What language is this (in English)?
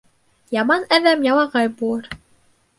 Bashkir